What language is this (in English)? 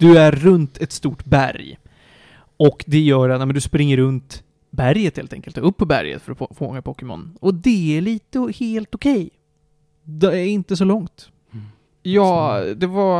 Swedish